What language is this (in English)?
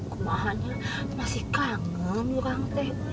Indonesian